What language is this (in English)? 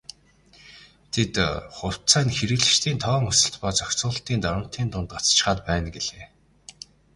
Mongolian